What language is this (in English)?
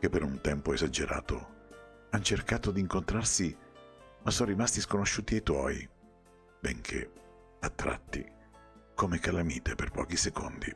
Italian